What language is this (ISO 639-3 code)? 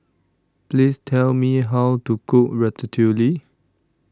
eng